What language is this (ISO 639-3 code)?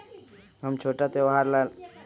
mag